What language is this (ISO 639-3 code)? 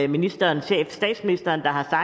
dan